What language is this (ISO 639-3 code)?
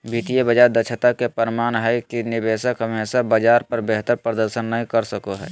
mag